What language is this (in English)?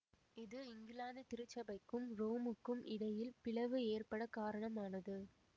Tamil